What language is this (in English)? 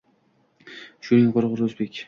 Uzbek